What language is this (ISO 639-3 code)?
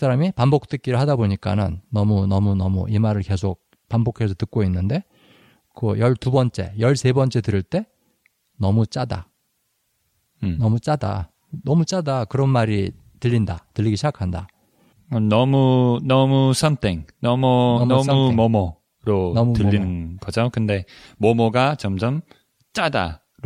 kor